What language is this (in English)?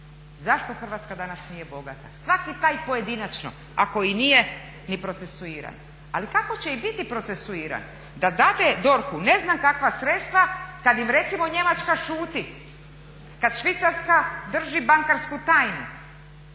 Croatian